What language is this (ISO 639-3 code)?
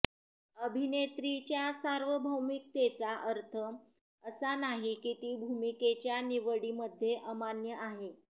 mar